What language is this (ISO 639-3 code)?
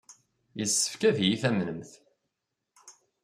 kab